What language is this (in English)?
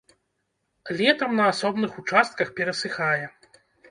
Belarusian